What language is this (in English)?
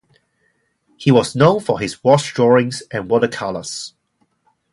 English